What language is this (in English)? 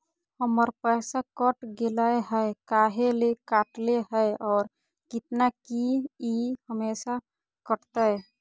Magahi